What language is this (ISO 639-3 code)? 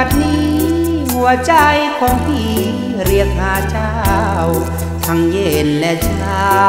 tha